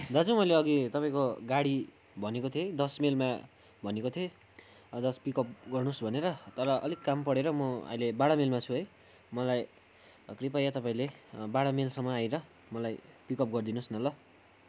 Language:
Nepali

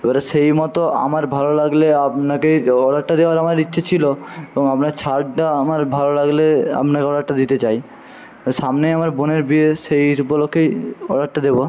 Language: Bangla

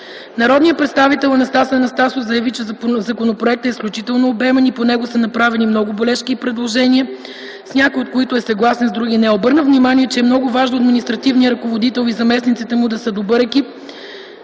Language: Bulgarian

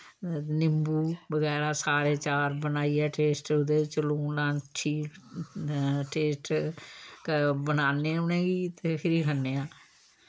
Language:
Dogri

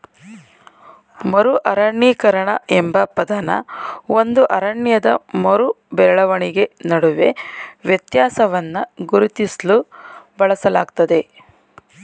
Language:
Kannada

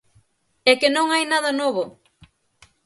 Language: Galician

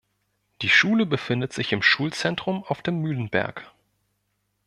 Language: German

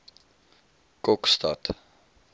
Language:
Afrikaans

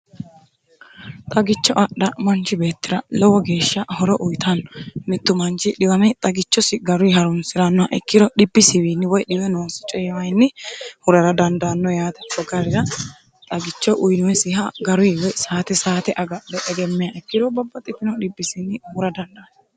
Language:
Sidamo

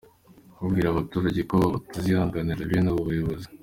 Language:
Kinyarwanda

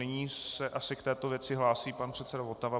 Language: Czech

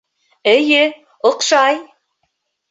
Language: Bashkir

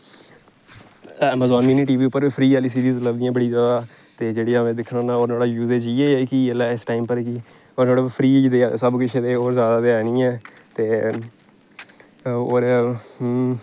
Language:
Dogri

